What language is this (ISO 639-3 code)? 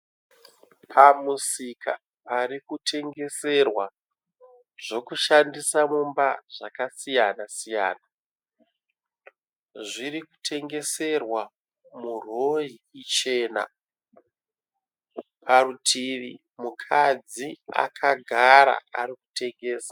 sna